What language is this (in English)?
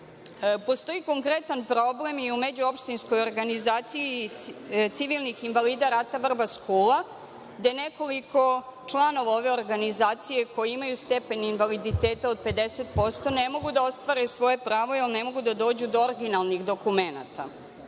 Serbian